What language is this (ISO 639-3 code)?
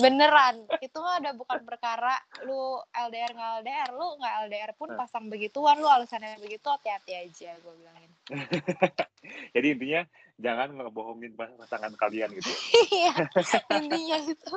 ind